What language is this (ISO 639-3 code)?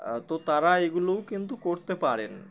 ben